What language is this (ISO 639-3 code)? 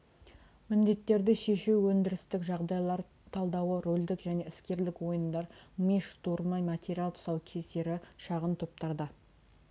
kaz